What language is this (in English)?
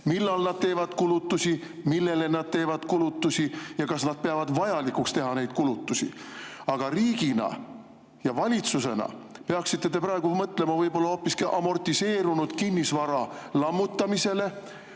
Estonian